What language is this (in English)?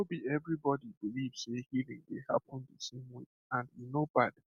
Nigerian Pidgin